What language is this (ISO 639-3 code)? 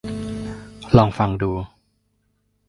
tha